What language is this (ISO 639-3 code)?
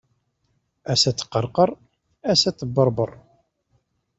kab